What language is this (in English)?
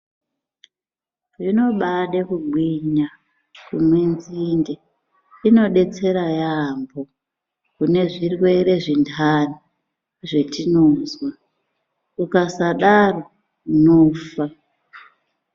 Ndau